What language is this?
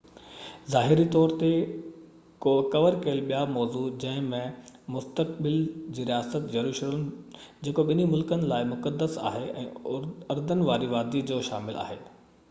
Sindhi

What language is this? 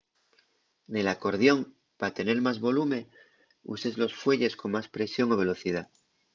Asturian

